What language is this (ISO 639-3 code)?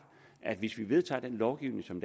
dan